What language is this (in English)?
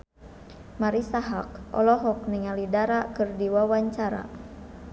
Sundanese